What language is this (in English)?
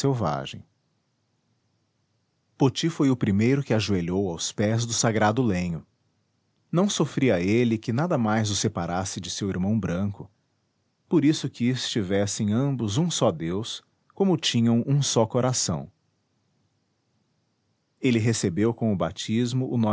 Portuguese